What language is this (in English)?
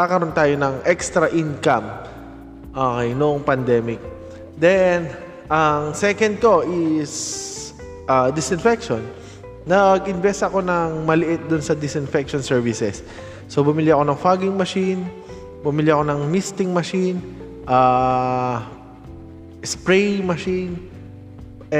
Filipino